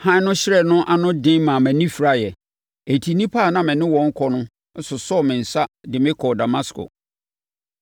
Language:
Akan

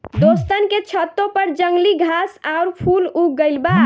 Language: Bhojpuri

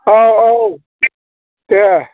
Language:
Bodo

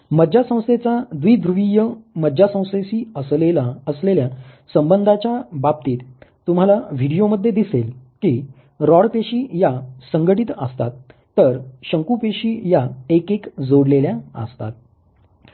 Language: Marathi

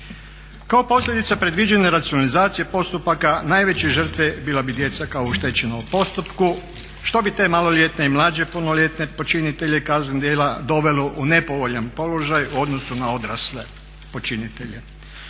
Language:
Croatian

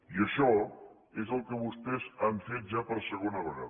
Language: Catalan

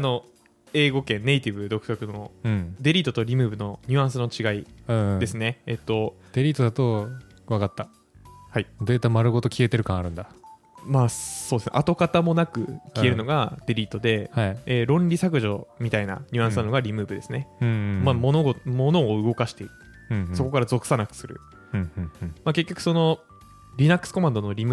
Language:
Japanese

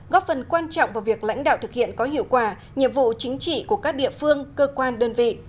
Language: Vietnamese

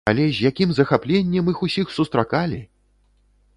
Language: Belarusian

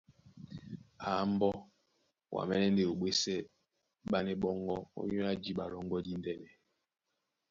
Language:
Duala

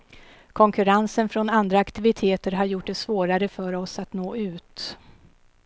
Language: Swedish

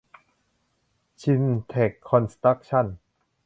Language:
Thai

